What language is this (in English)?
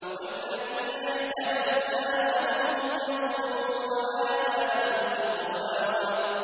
Arabic